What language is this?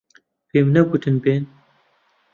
Central Kurdish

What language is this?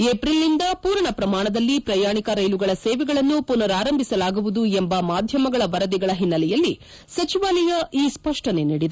Kannada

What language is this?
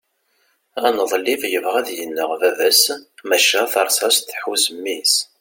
Kabyle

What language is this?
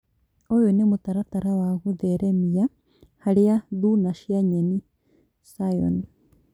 Kikuyu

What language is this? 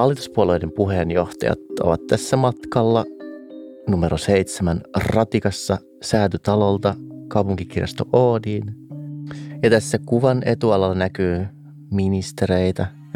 Finnish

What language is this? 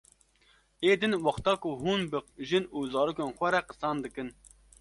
Kurdish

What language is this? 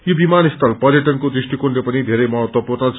Nepali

